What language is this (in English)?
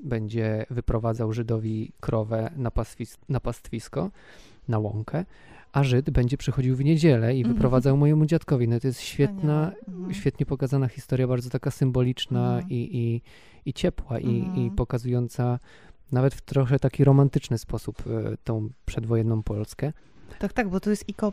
Polish